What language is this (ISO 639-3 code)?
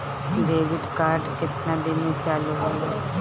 bho